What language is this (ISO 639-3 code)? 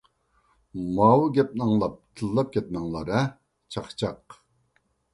uig